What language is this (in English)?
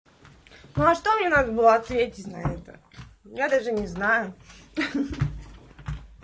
Russian